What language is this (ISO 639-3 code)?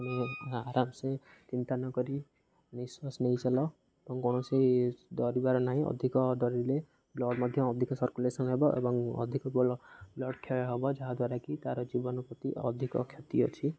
ori